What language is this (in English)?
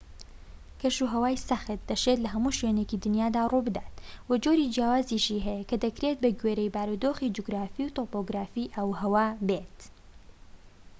Central Kurdish